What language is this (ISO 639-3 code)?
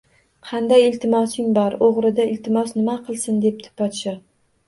uzb